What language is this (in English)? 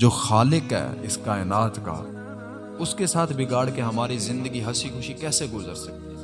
Urdu